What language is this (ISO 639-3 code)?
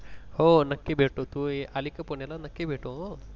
mar